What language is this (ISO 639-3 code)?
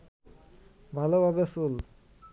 ben